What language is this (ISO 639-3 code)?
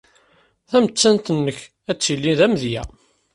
kab